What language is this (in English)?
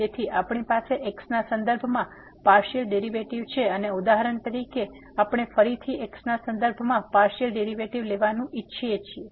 Gujarati